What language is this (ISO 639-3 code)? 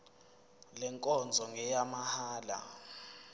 zul